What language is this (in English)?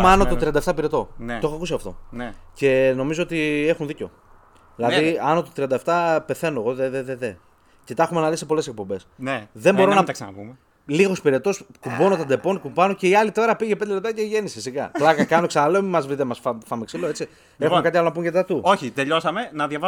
Greek